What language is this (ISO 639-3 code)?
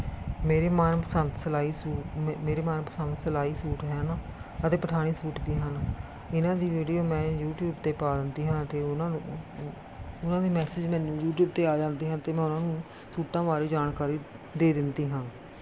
pan